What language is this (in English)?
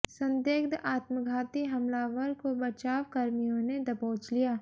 Hindi